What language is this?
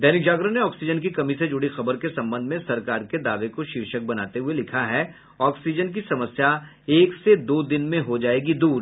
Hindi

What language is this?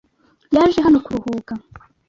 Kinyarwanda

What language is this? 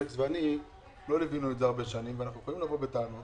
Hebrew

